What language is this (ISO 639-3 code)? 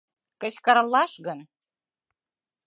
chm